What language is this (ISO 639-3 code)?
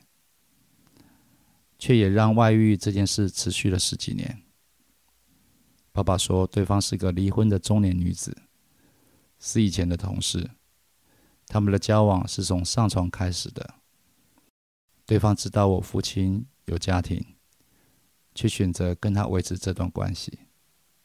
zho